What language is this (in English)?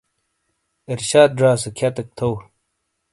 Shina